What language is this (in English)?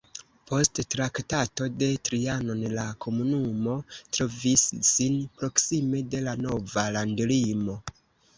Esperanto